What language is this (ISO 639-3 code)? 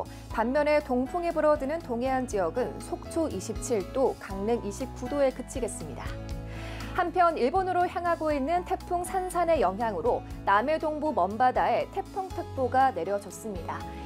kor